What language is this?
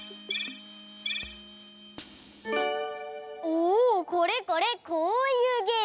Japanese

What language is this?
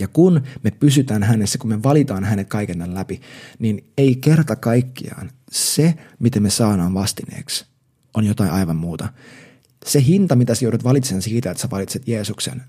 Finnish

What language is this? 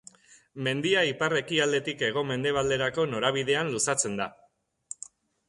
Basque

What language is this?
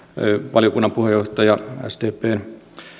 Finnish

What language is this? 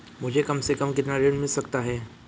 Hindi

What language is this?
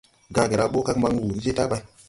Tupuri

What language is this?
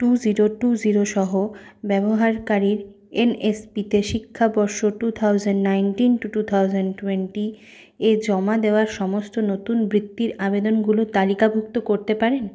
Bangla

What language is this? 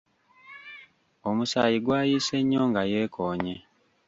Ganda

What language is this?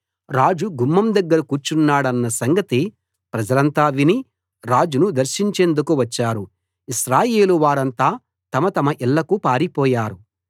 Telugu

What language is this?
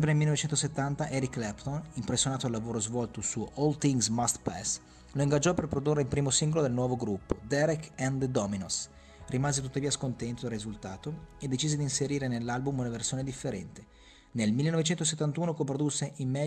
Italian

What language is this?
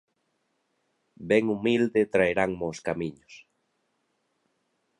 Galician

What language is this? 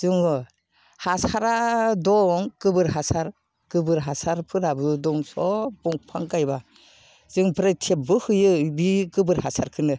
Bodo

